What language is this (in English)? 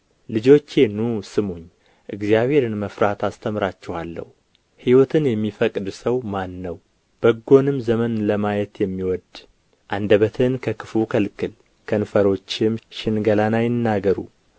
Amharic